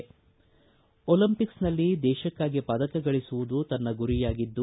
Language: Kannada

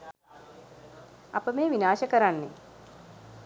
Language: Sinhala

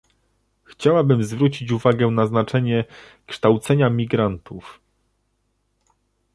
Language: Polish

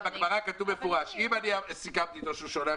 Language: Hebrew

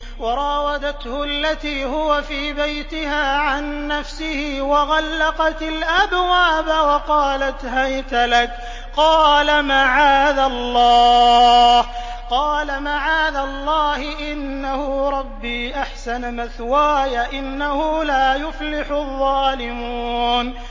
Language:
Arabic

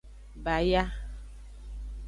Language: Aja (Benin)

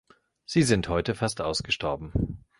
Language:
German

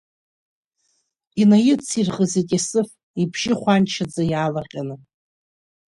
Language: Abkhazian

